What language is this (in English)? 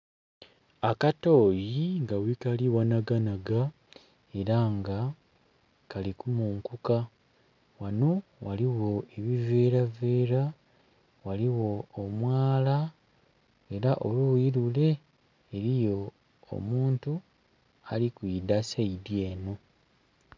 Soga